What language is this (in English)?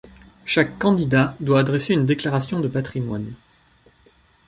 French